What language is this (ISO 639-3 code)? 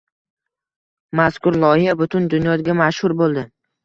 uzb